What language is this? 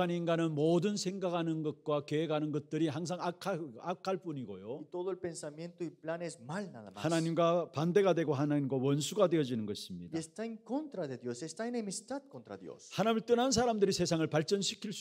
Korean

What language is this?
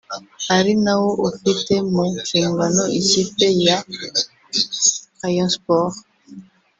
Kinyarwanda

